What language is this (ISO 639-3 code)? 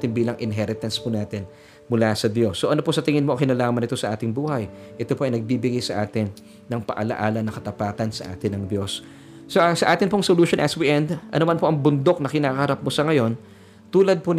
fil